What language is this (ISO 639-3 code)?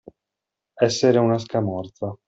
ita